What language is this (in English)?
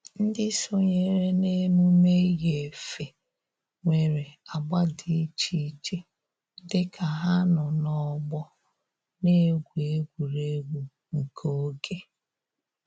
Igbo